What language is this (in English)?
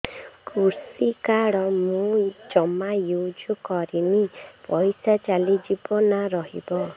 Odia